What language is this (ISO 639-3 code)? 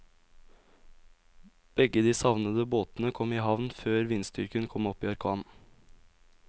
nor